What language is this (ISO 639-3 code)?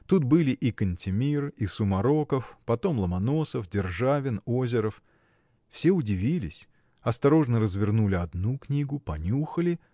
rus